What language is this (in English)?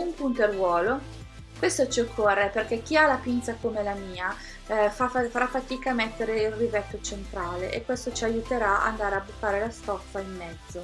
Italian